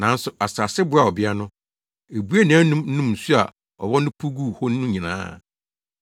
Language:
Akan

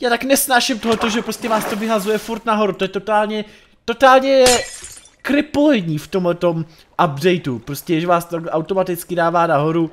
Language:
Czech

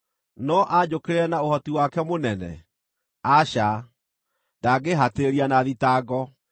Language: Kikuyu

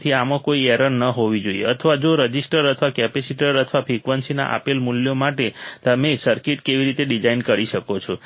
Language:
Gujarati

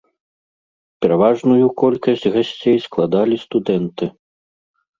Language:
Belarusian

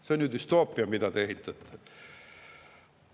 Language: Estonian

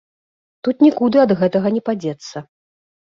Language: Belarusian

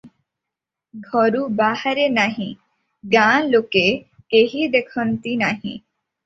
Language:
Odia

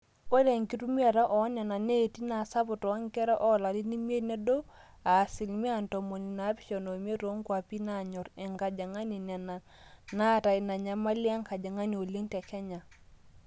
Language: Masai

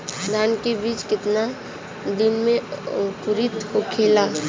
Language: Bhojpuri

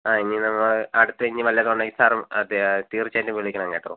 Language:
Malayalam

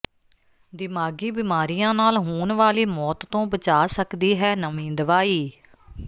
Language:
Punjabi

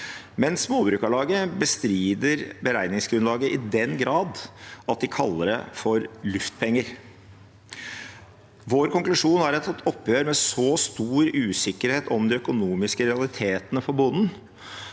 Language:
Norwegian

